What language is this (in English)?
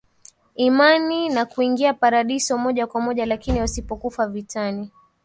Swahili